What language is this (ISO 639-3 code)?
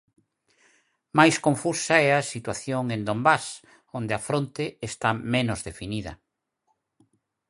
glg